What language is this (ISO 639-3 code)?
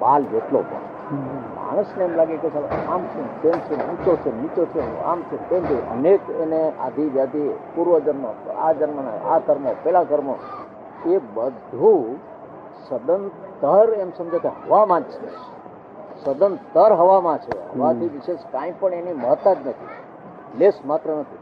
guj